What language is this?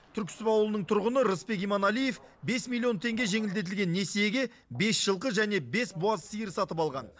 Kazakh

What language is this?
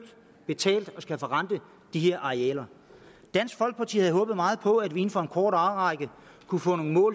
Danish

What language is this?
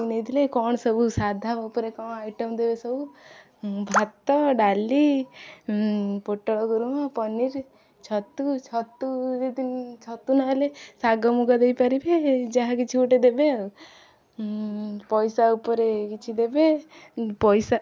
Odia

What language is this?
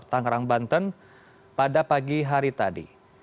Indonesian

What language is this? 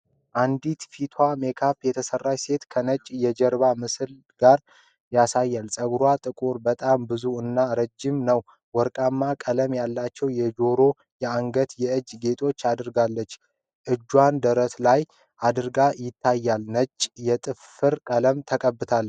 Amharic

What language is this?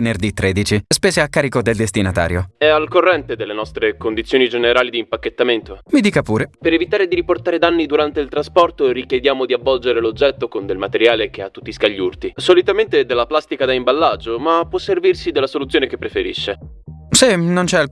Italian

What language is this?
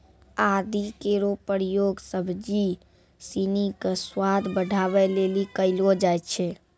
Maithili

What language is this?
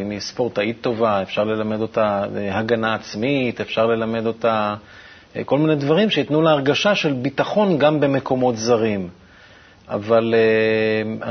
Hebrew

